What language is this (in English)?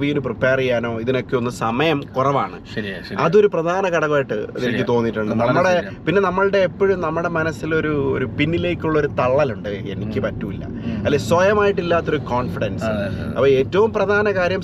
Malayalam